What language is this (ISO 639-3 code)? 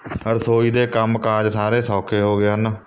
pan